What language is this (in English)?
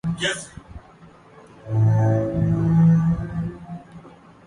Urdu